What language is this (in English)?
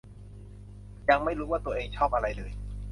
Thai